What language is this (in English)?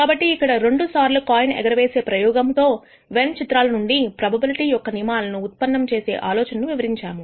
Telugu